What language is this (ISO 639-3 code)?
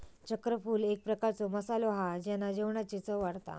mar